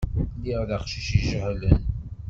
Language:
Kabyle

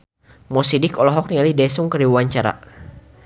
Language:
Sundanese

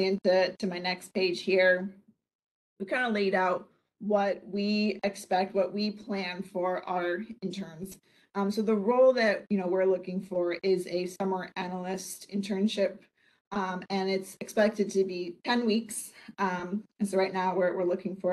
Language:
English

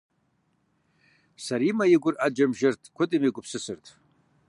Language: Kabardian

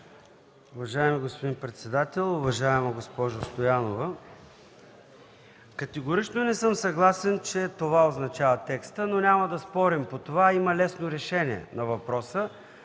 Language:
Bulgarian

